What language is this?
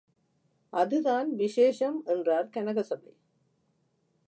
Tamil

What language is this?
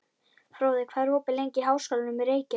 Icelandic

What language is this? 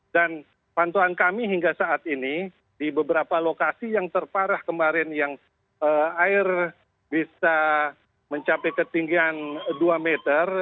Indonesian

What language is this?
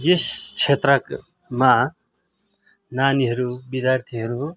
Nepali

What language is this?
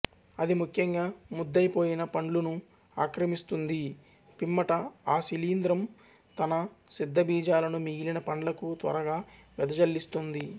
Telugu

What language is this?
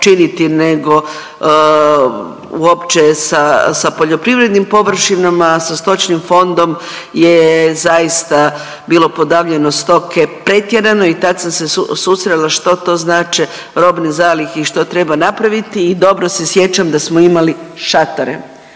Croatian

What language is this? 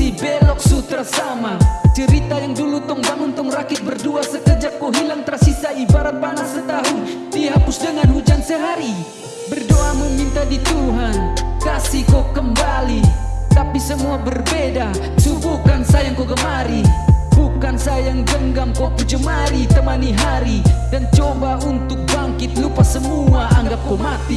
Korean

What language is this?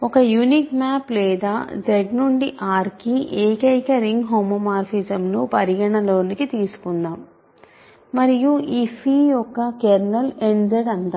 Telugu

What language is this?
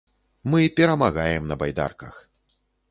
Belarusian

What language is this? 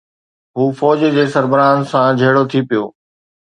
Sindhi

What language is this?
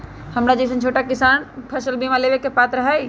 Magahi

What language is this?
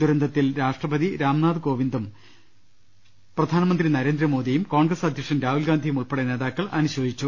Malayalam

